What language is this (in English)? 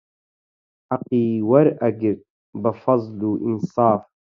Central Kurdish